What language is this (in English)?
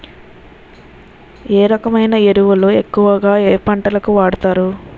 Telugu